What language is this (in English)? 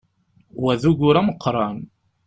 Kabyle